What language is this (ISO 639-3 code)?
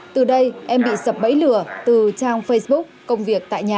vie